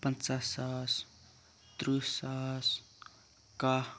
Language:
Kashmiri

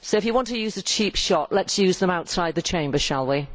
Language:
English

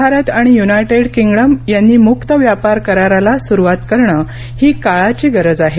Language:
Marathi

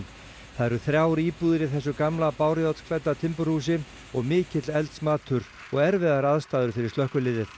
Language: Icelandic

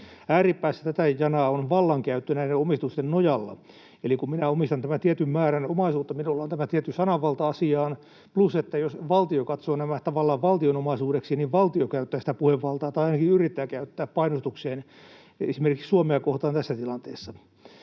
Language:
Finnish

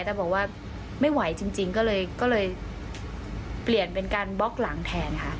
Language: Thai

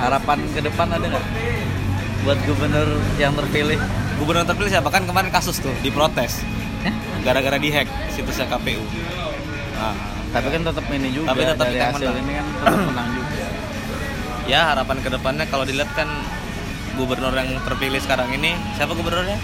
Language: Indonesian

